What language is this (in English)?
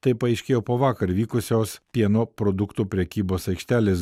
Lithuanian